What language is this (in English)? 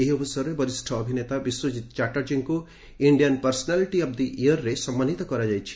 Odia